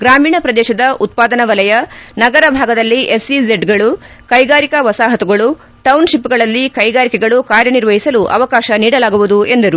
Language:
Kannada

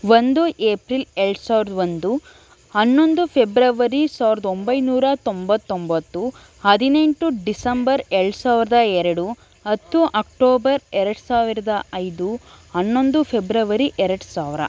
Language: Kannada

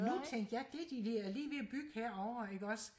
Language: Danish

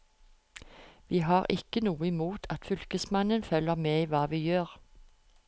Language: Norwegian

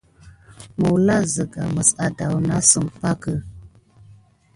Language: Gidar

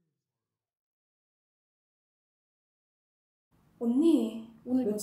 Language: Korean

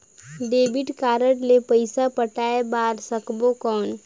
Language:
Chhattisgarhi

